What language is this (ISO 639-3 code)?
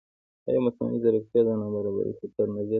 pus